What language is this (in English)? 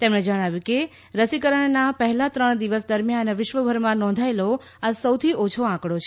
Gujarati